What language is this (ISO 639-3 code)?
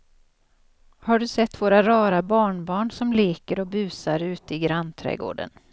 swe